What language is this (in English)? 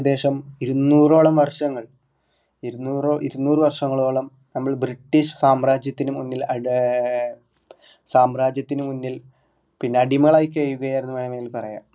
Malayalam